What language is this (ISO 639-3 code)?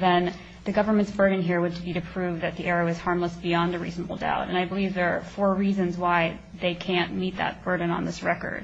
eng